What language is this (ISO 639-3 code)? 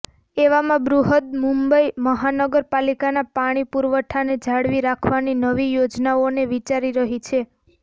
guj